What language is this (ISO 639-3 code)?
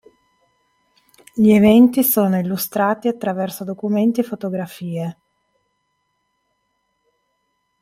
ita